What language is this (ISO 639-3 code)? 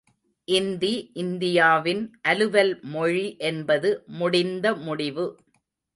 tam